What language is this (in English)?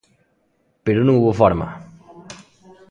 Galician